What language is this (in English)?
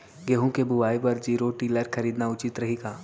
Chhattisgarhi